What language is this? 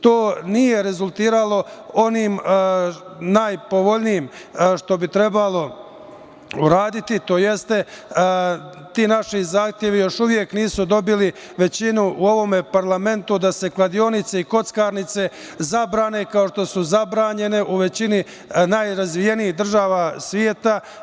Serbian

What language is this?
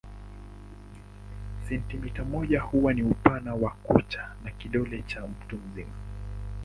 Swahili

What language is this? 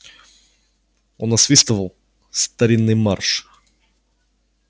Russian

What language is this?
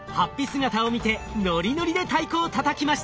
Japanese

